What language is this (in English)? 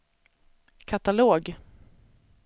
Swedish